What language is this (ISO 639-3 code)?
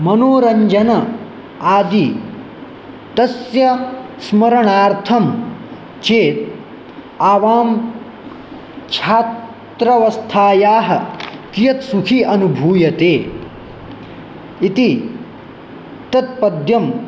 san